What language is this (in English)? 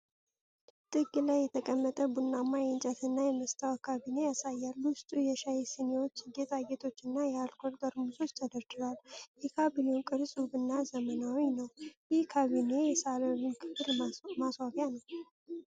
Amharic